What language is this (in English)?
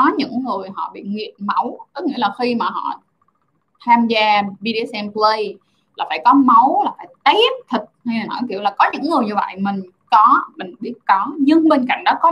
Vietnamese